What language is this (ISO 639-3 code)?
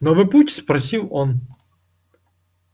rus